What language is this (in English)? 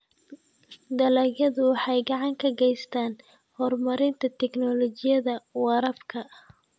Somali